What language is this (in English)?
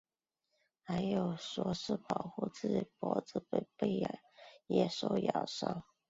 Chinese